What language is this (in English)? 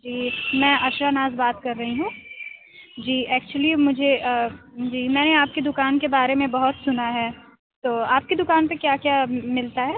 Urdu